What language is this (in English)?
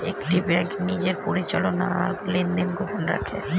Bangla